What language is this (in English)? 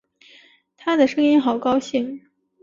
Chinese